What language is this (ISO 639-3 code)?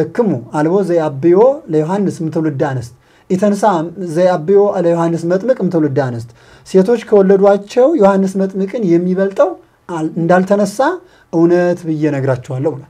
ara